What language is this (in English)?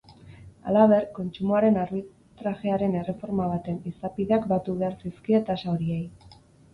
Basque